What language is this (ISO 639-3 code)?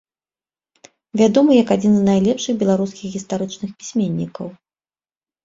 bel